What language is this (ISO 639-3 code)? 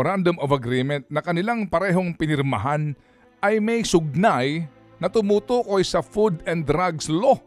fil